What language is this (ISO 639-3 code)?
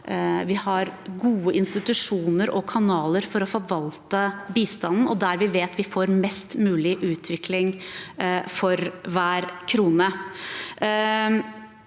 nor